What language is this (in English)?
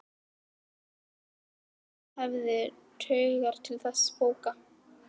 Icelandic